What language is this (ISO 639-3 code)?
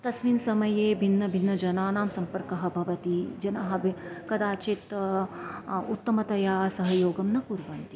san